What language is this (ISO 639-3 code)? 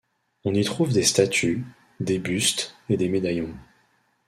fra